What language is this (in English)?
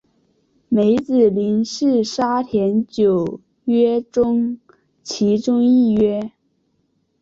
Chinese